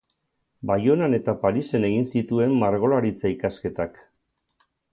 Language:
Basque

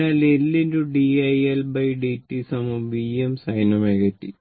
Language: Malayalam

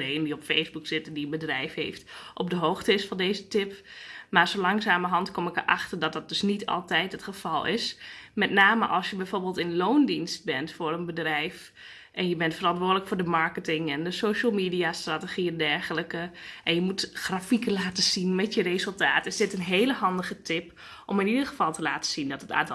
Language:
Dutch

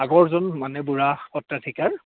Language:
Assamese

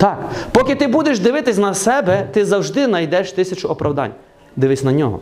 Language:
Ukrainian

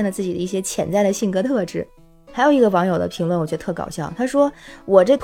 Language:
Chinese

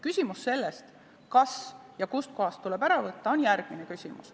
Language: Estonian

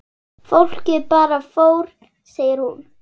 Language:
Icelandic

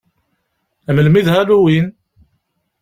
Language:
Kabyle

